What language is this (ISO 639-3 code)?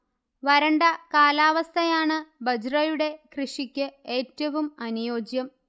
mal